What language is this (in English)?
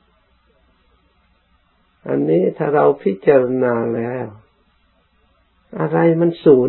Thai